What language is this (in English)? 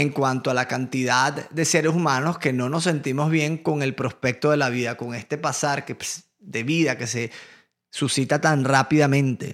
Spanish